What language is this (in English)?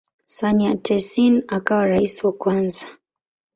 Swahili